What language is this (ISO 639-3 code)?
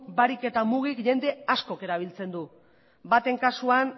eus